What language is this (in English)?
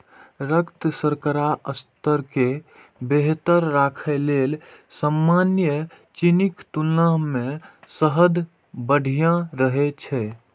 Maithili